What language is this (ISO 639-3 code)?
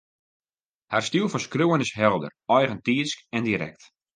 fry